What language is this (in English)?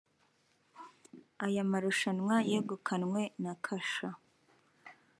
Kinyarwanda